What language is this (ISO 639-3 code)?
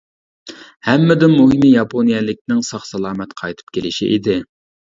uig